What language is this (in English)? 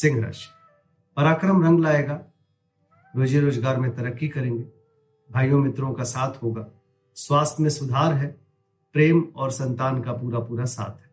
Hindi